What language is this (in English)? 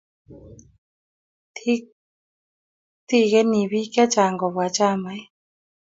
Kalenjin